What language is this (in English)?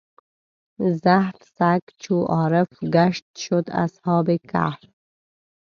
Pashto